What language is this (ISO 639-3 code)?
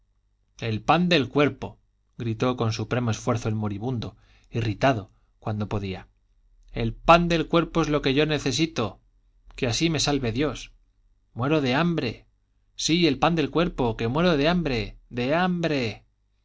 spa